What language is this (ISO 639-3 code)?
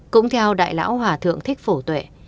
vie